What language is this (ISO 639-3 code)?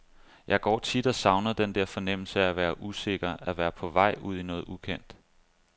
dan